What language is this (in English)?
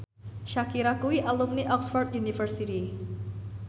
Javanese